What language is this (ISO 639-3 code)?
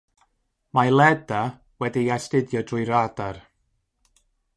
cym